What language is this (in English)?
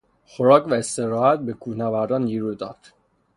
Persian